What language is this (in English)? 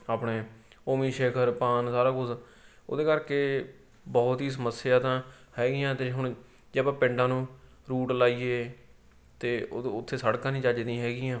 Punjabi